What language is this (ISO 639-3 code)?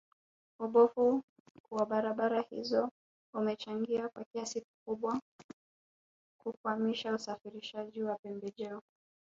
swa